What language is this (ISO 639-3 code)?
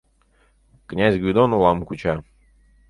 chm